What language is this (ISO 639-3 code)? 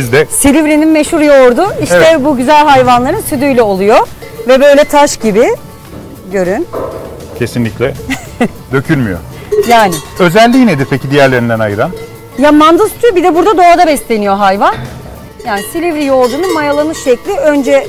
tur